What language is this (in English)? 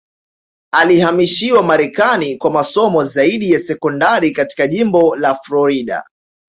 Swahili